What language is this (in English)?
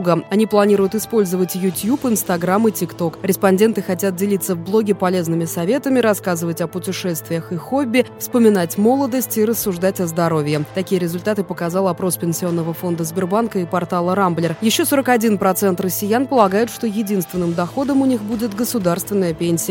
Russian